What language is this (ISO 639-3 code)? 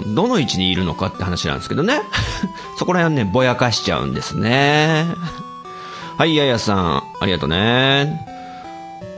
jpn